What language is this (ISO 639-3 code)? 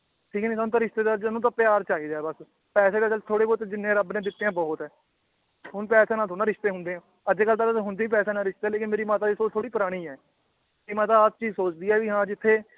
pan